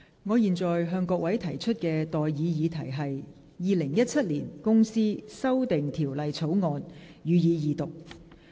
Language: Cantonese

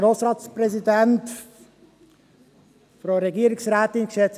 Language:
Swiss German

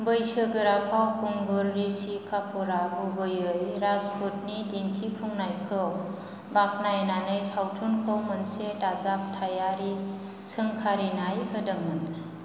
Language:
Bodo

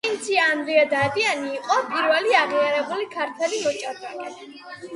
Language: Georgian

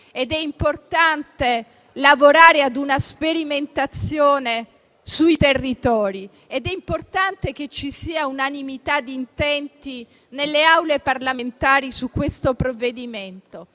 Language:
Italian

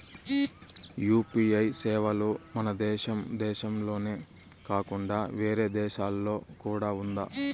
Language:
Telugu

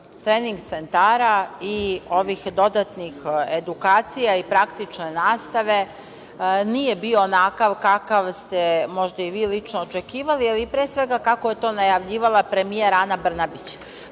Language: Serbian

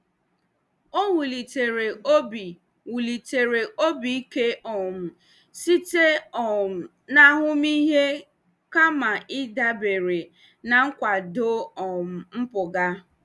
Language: Igbo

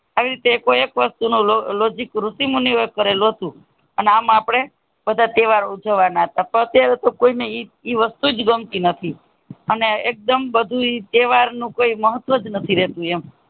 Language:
Gujarati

